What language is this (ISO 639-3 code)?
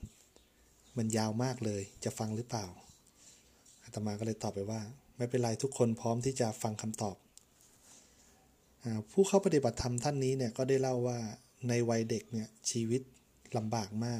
tha